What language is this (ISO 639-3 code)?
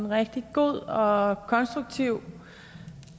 dan